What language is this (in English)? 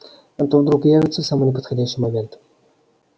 Russian